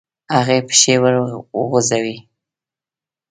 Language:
Pashto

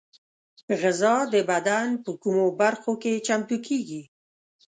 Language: Pashto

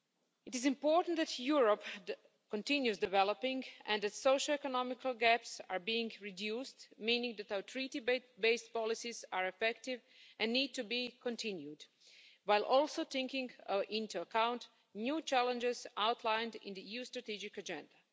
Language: English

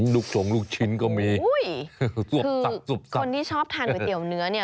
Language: Thai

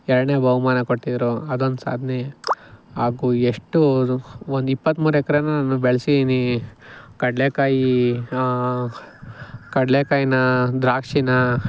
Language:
Kannada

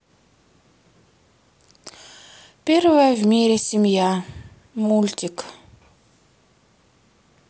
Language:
Russian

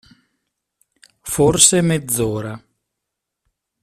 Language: Italian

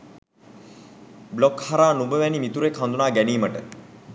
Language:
Sinhala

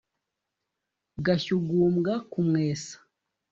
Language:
Kinyarwanda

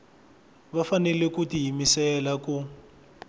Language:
Tsonga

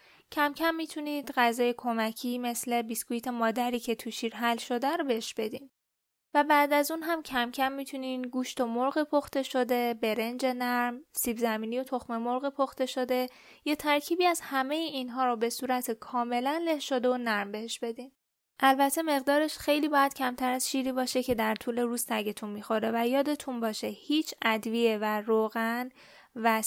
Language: Persian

